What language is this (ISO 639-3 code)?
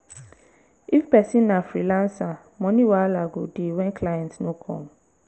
pcm